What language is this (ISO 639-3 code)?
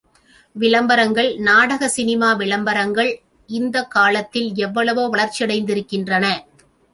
tam